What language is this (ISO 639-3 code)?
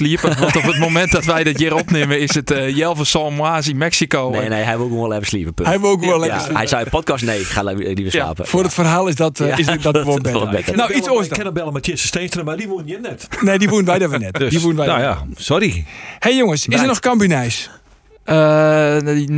nld